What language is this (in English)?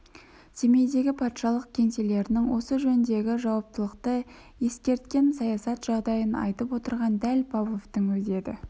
Kazakh